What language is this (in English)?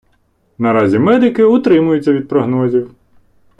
Ukrainian